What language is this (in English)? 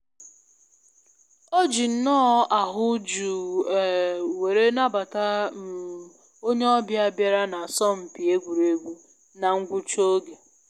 Igbo